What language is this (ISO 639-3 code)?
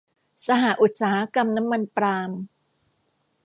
tha